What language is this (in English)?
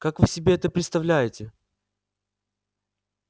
Russian